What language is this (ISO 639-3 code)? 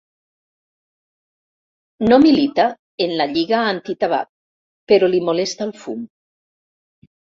cat